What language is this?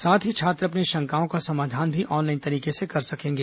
Hindi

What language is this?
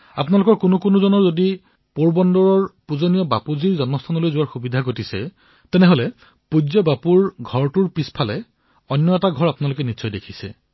Assamese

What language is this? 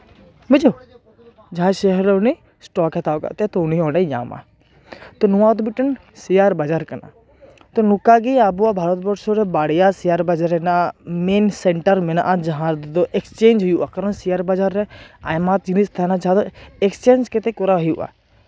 Santali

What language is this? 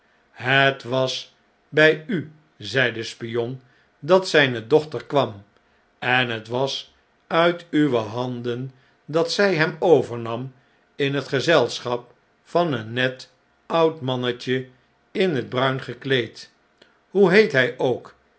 Dutch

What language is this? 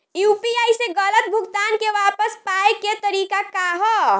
Bhojpuri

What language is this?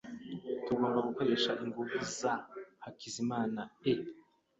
Kinyarwanda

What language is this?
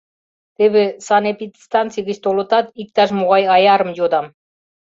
Mari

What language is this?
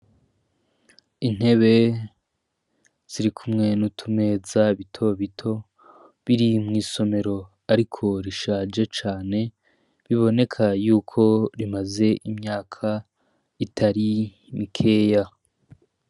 Rundi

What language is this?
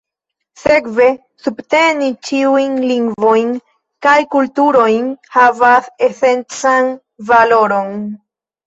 Esperanto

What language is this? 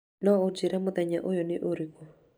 Kikuyu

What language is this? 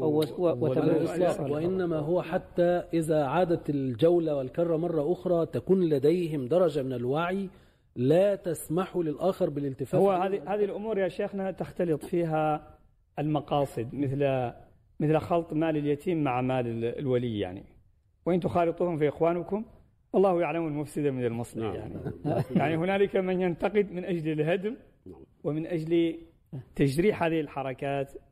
Arabic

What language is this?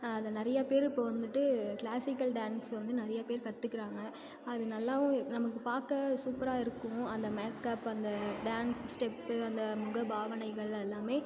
Tamil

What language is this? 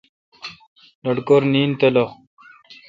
Kalkoti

